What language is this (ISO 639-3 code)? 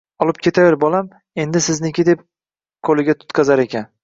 uzb